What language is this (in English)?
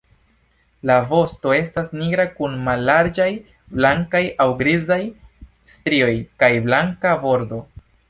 Esperanto